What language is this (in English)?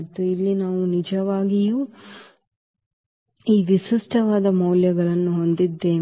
Kannada